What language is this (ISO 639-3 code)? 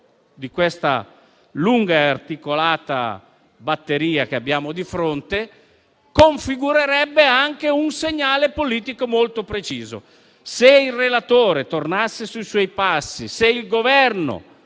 ita